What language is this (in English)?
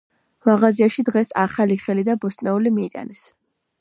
Georgian